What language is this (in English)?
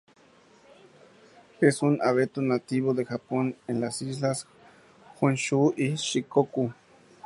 Spanish